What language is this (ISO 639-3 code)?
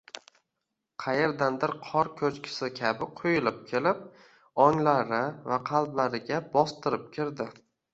uzb